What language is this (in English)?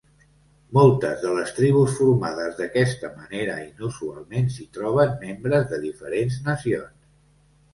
Catalan